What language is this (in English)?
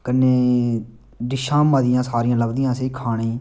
Dogri